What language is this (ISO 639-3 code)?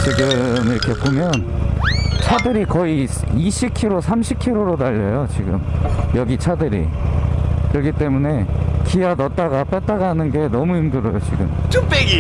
kor